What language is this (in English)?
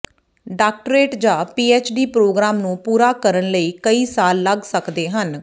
Punjabi